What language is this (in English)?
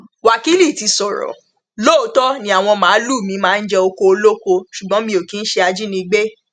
Yoruba